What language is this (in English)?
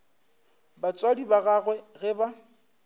Northern Sotho